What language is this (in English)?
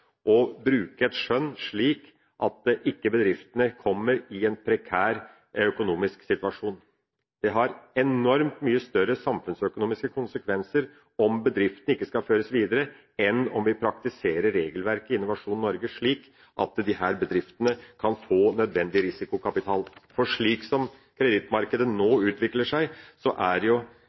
Norwegian Bokmål